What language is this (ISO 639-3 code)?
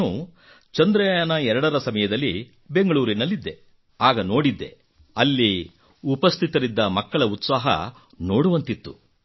kan